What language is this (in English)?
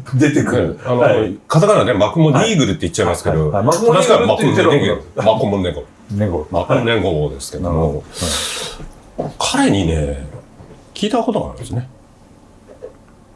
Japanese